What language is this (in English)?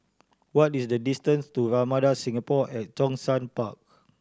English